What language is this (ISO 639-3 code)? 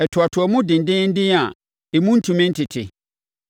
aka